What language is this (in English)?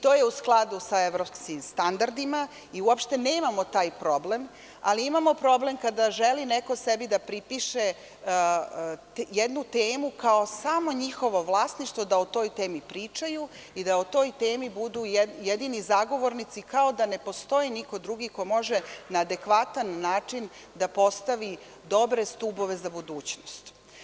Serbian